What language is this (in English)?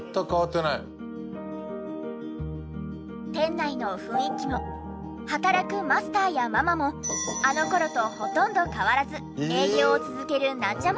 Japanese